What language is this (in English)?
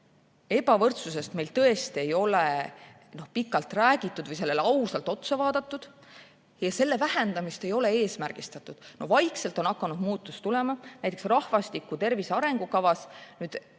Estonian